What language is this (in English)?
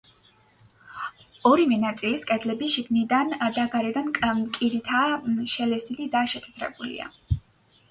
Georgian